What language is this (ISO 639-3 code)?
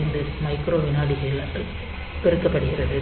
tam